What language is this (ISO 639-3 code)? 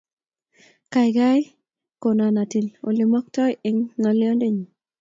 kln